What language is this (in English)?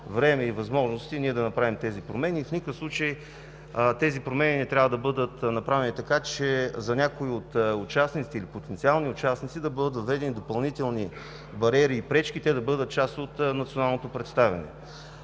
Bulgarian